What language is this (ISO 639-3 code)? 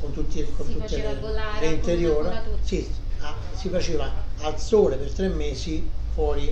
ita